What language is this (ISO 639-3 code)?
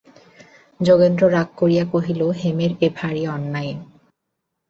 ben